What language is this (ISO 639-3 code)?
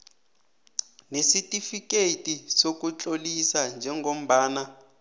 nbl